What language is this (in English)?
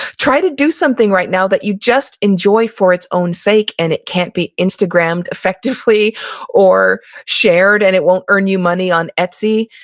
English